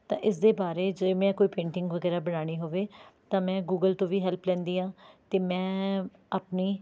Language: Punjabi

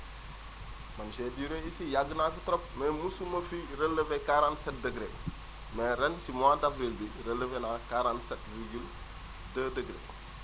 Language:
Wolof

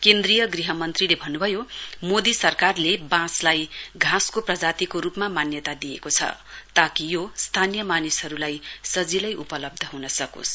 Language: Nepali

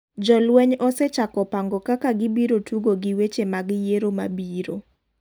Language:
Luo (Kenya and Tanzania)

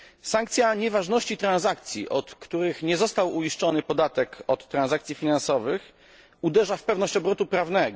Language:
Polish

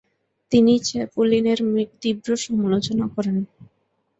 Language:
Bangla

